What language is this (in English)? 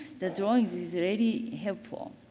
English